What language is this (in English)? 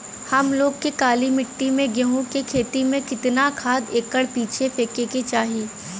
Bhojpuri